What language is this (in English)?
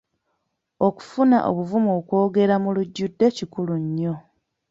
Ganda